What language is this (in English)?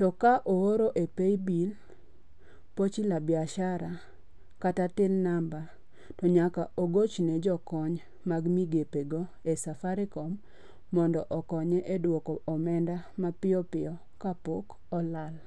Luo (Kenya and Tanzania)